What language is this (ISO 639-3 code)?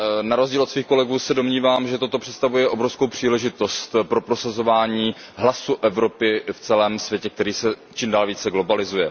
ces